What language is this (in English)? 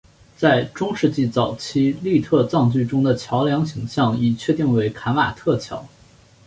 Chinese